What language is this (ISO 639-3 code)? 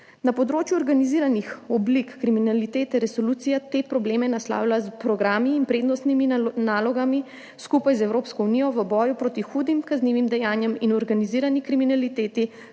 slv